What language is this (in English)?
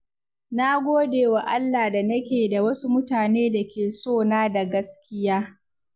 Hausa